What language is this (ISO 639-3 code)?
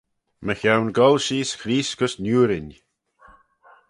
glv